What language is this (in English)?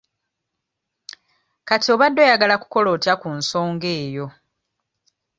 Ganda